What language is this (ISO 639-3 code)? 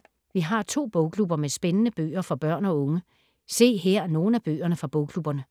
dan